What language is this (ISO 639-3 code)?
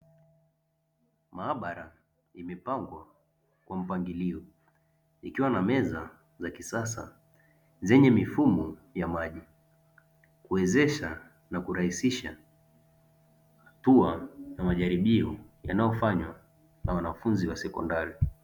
swa